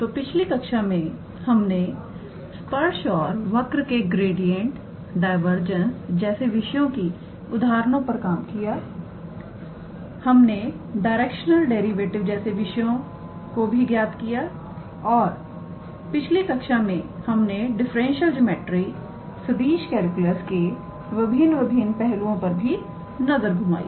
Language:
Hindi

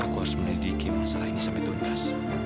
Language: Indonesian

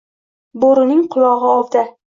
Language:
Uzbek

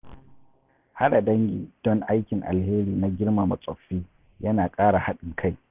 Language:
Hausa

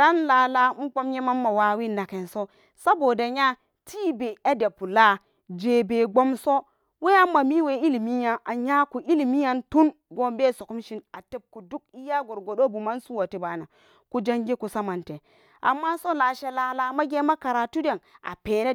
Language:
Samba Daka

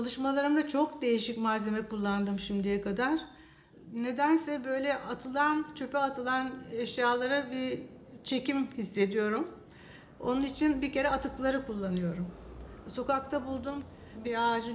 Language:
Turkish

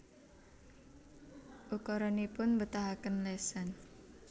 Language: Javanese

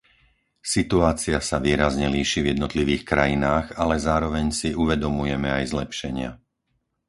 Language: Slovak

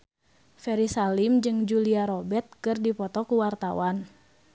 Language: Sundanese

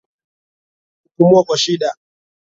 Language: Swahili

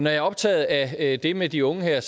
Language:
Danish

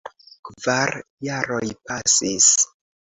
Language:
Esperanto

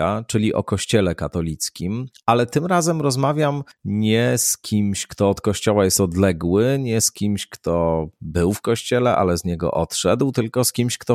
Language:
Polish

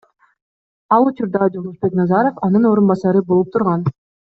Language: Kyrgyz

